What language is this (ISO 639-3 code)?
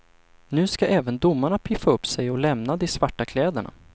swe